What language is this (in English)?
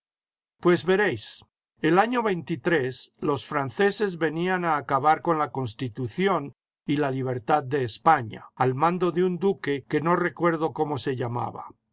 Spanish